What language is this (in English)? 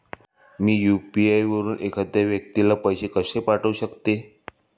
Marathi